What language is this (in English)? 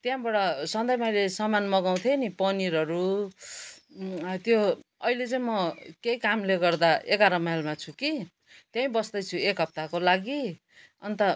Nepali